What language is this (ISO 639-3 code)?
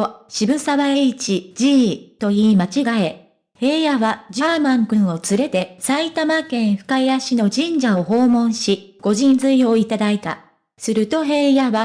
jpn